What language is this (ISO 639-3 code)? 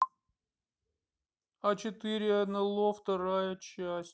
rus